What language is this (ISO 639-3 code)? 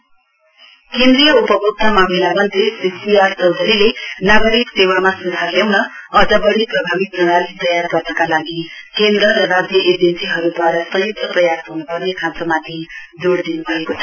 nep